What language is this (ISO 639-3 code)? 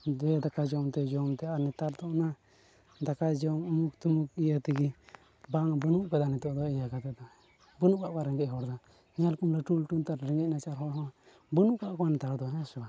sat